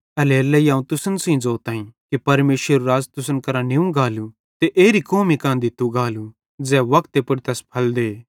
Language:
Bhadrawahi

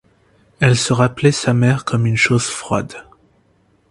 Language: French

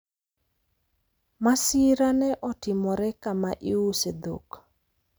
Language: Luo (Kenya and Tanzania)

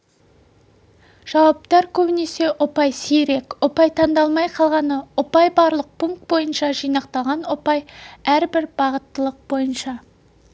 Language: Kazakh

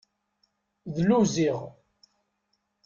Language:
Kabyle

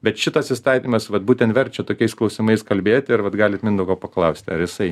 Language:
Lithuanian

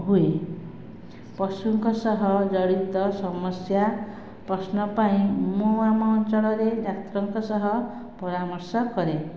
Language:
Odia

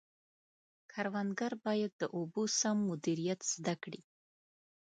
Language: Pashto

